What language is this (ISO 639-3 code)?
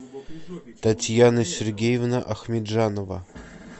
rus